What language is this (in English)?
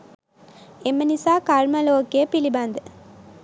Sinhala